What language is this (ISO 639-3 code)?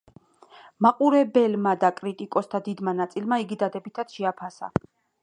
kat